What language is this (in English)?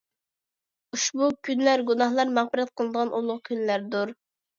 Uyghur